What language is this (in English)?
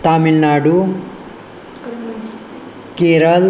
Sanskrit